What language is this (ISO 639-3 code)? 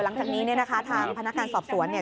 tha